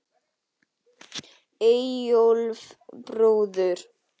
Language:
Icelandic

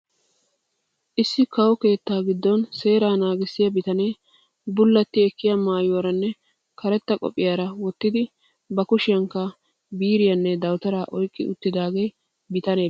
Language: Wolaytta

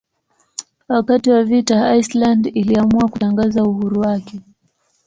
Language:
Swahili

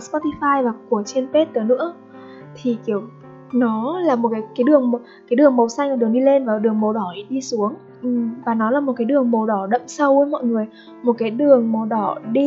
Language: Vietnamese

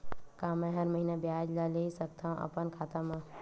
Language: Chhattisgarhi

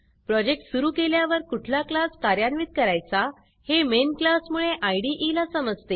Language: Marathi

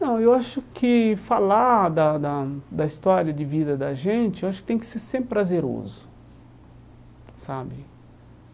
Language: Portuguese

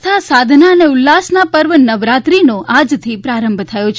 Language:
Gujarati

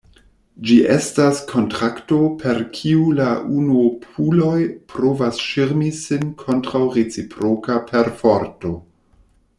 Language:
Esperanto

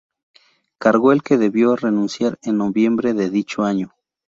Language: Spanish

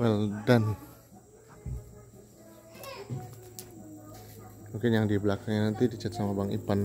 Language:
Indonesian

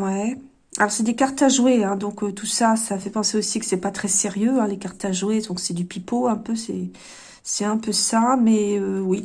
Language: French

